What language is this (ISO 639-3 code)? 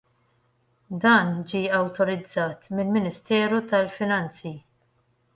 mlt